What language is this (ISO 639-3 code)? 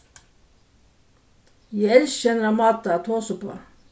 fao